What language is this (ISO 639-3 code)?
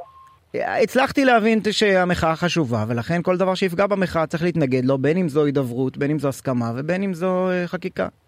heb